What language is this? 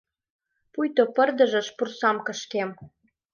Mari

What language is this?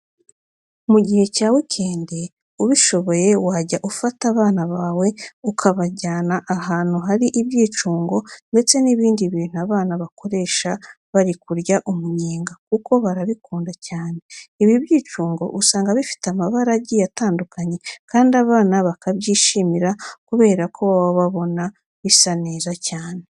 Kinyarwanda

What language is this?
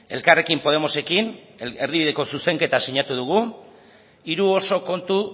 Basque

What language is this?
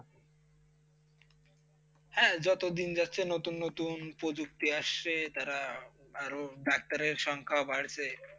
Bangla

